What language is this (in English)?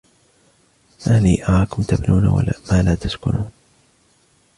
Arabic